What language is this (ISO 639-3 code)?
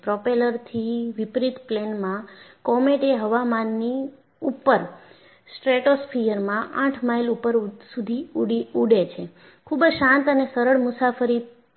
guj